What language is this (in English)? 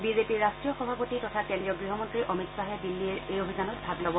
Assamese